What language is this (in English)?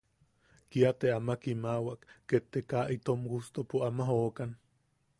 Yaqui